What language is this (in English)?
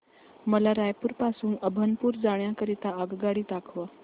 Marathi